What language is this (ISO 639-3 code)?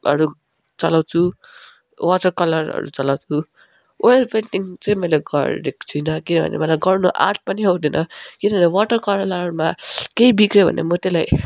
nep